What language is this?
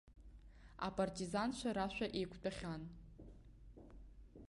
Abkhazian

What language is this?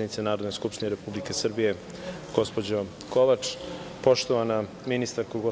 Serbian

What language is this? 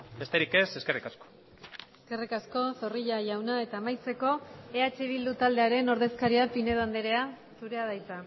Basque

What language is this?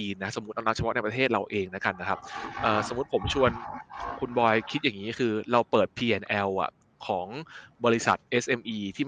Thai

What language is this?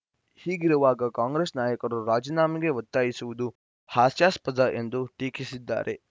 Kannada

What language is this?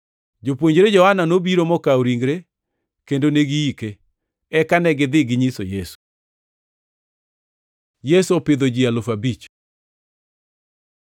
Luo (Kenya and Tanzania)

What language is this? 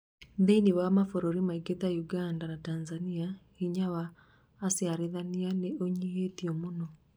Kikuyu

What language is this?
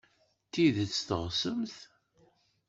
Kabyle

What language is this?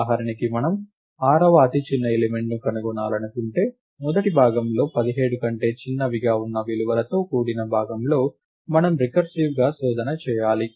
Telugu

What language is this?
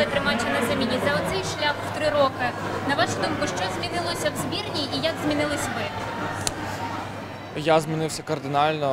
Ukrainian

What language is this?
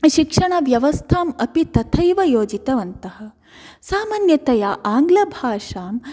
Sanskrit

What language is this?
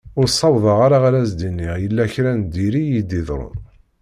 Kabyle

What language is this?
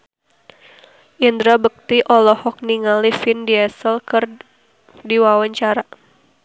Sundanese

